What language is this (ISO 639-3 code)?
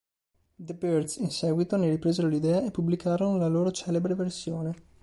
ita